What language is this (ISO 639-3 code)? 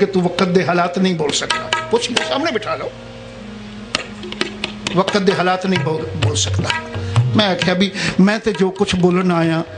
pan